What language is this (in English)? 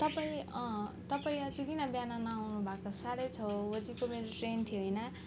Nepali